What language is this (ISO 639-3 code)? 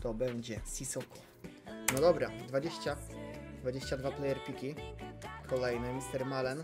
pol